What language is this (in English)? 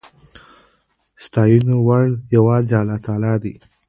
Pashto